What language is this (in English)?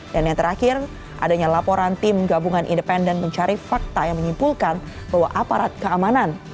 Indonesian